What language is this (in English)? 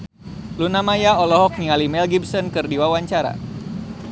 Sundanese